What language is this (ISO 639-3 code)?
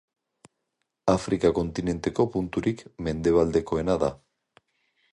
eus